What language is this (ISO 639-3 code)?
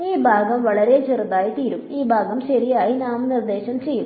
mal